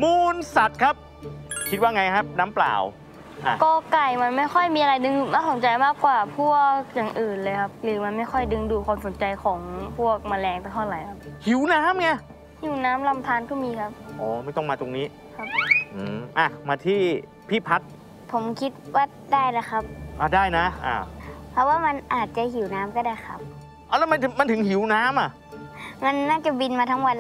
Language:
Thai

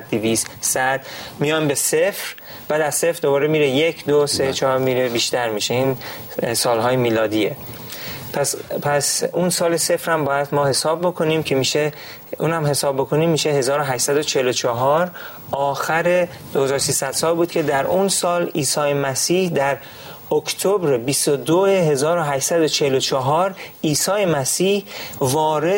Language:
Persian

